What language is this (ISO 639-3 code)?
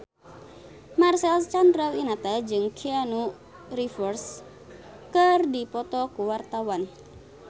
sun